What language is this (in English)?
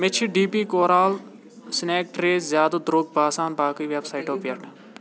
Kashmiri